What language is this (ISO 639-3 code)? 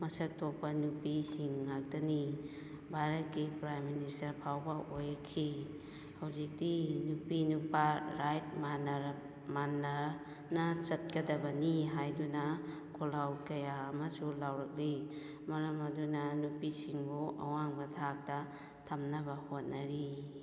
mni